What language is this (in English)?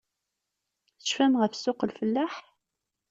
Kabyle